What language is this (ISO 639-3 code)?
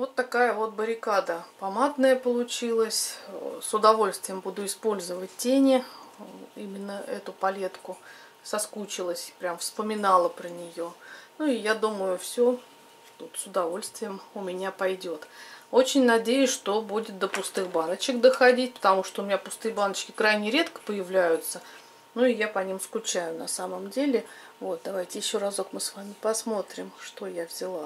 rus